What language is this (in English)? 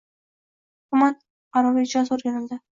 Uzbek